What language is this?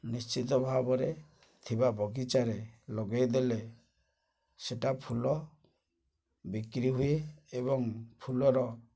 Odia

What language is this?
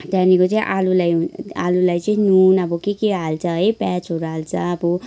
Nepali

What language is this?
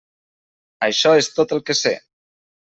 Catalan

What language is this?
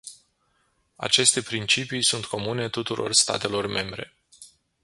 Romanian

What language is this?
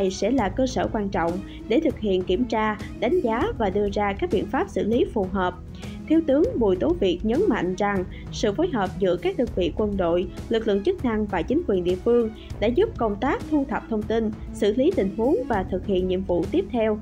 Vietnamese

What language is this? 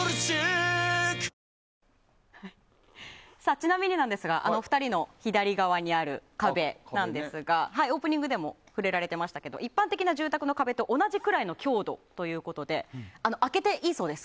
Japanese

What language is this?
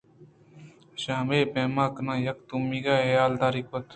Eastern Balochi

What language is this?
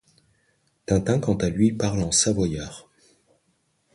French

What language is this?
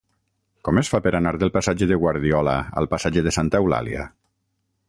Catalan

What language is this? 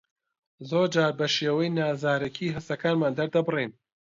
Central Kurdish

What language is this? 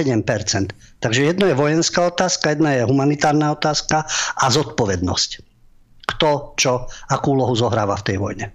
Slovak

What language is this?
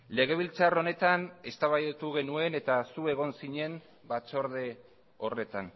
Basque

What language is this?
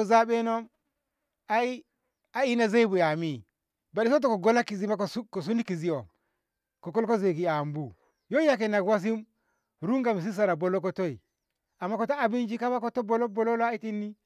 Ngamo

